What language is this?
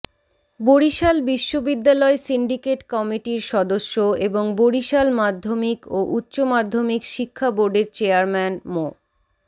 Bangla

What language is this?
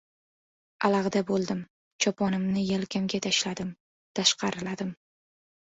Uzbek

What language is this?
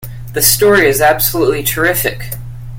English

